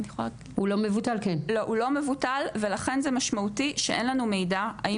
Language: Hebrew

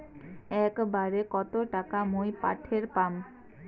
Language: Bangla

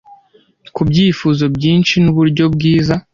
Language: Kinyarwanda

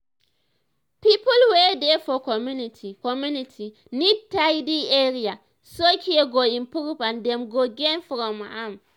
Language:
Nigerian Pidgin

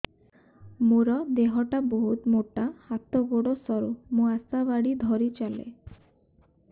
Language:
Odia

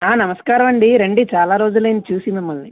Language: Telugu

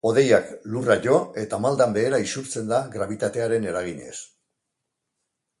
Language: Basque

